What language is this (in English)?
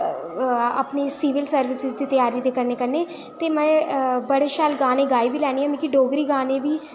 Dogri